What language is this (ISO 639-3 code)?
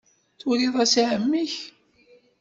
kab